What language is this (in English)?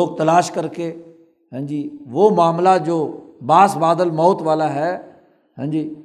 Urdu